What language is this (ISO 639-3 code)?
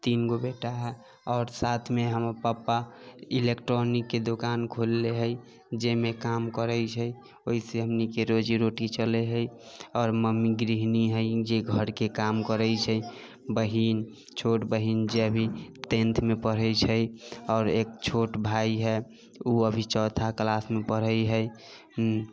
mai